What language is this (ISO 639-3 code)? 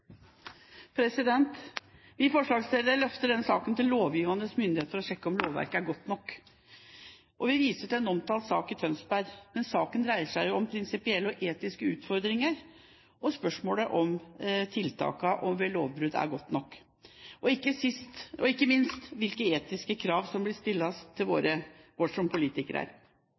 nob